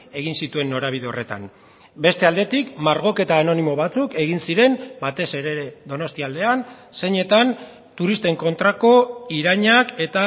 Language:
Basque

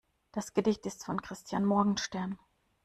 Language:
German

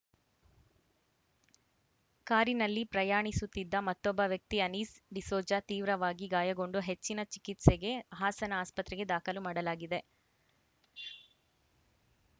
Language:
Kannada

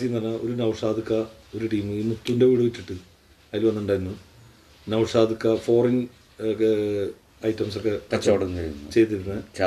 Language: Malayalam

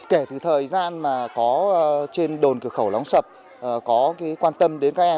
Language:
Vietnamese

